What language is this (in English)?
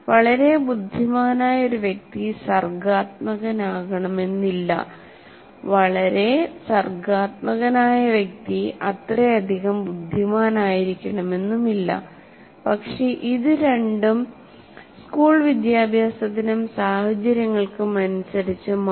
Malayalam